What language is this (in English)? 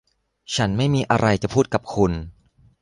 Thai